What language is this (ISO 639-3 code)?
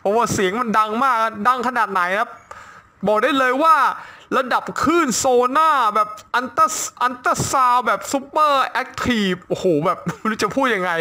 tha